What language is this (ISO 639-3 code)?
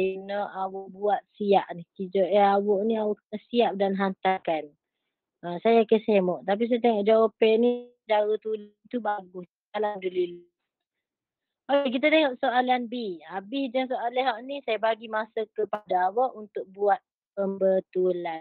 msa